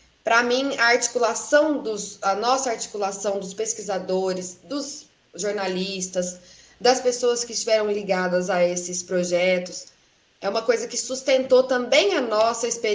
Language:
Portuguese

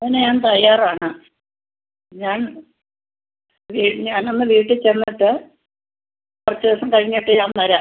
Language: Malayalam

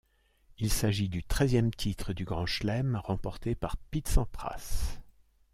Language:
French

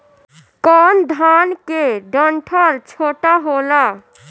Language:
Bhojpuri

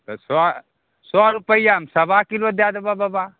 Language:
Maithili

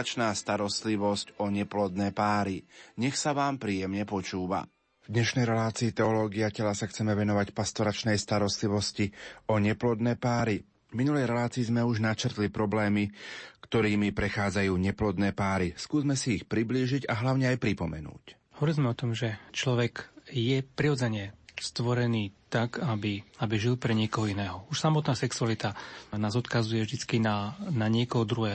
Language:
Slovak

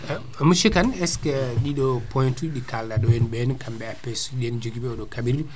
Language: Fula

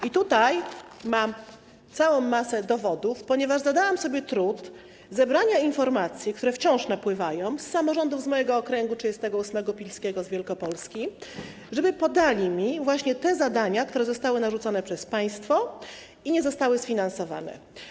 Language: Polish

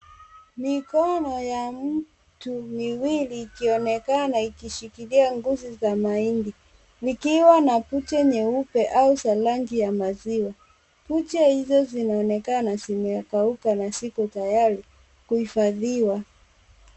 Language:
Swahili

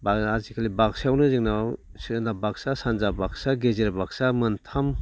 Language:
Bodo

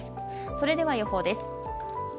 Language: Japanese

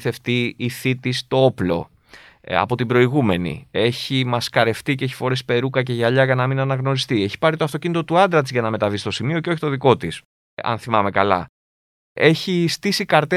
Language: Greek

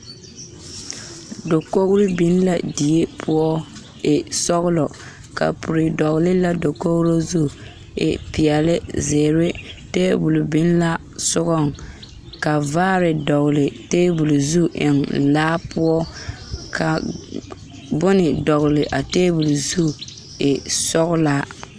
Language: Southern Dagaare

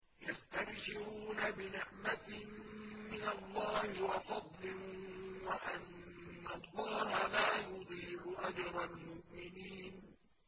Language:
Arabic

